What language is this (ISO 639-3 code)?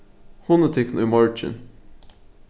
fao